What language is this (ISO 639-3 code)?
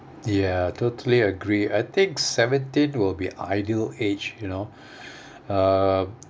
eng